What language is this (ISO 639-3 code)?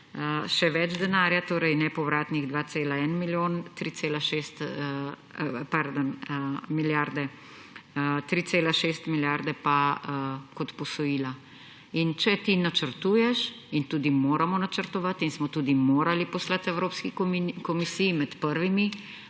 slv